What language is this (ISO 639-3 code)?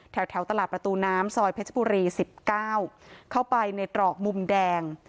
tha